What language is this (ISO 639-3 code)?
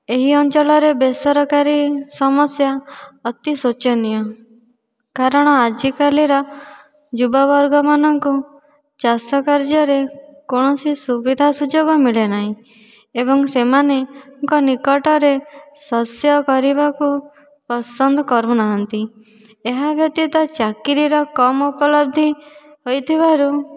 ori